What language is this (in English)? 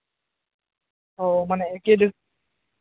Santali